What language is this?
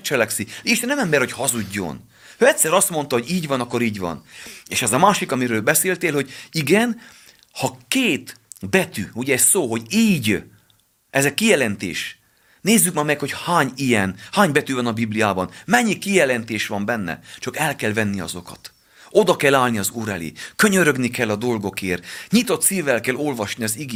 Hungarian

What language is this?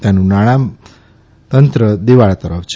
Gujarati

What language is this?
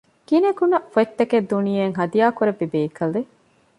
Divehi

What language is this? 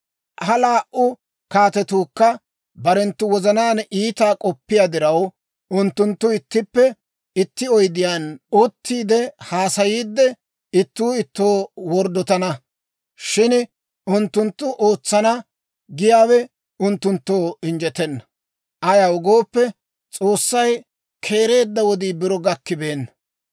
Dawro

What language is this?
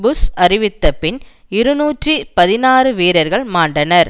Tamil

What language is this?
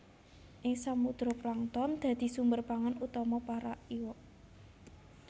Javanese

